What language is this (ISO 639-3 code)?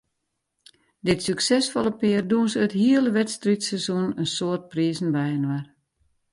fry